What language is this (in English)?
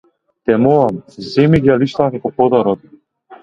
Macedonian